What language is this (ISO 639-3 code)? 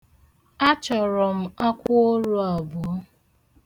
ibo